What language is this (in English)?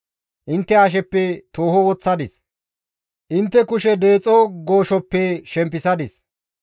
Gamo